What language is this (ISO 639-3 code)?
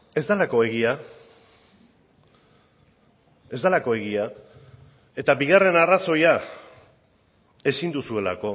eus